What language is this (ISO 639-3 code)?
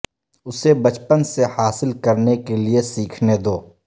urd